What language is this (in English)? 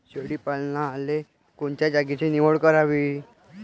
Marathi